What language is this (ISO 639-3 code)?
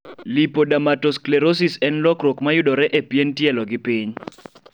luo